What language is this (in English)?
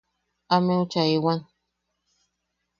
Yaqui